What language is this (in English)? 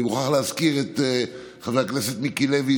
Hebrew